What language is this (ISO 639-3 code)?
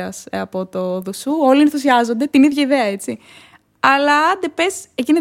ell